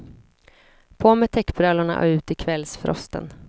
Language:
Swedish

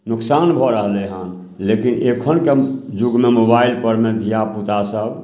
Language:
Maithili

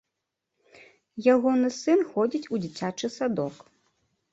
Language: Belarusian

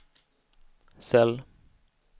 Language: Swedish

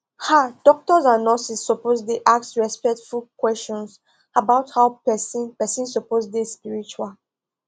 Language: Nigerian Pidgin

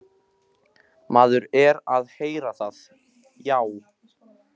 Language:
Icelandic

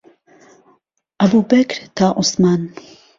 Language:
Central Kurdish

